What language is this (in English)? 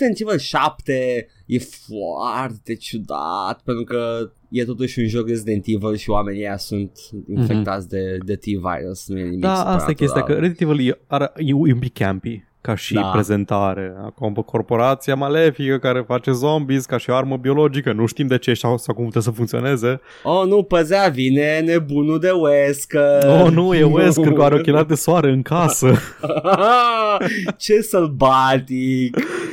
Romanian